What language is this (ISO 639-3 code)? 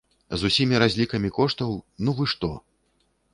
bel